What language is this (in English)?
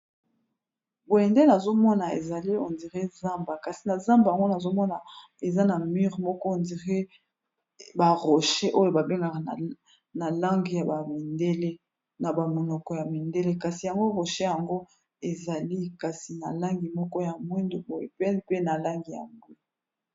Lingala